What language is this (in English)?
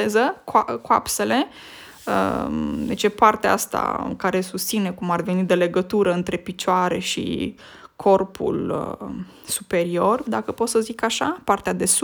Romanian